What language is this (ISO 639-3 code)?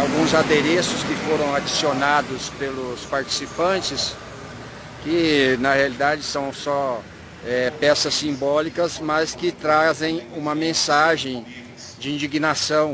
por